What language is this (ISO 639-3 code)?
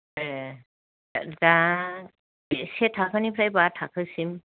brx